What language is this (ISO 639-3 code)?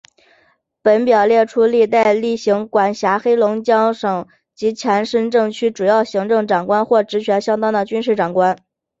zho